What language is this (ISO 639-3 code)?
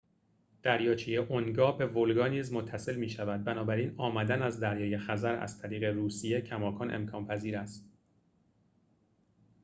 fas